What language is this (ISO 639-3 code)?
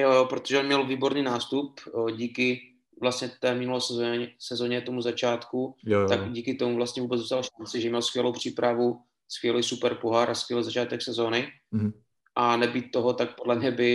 ces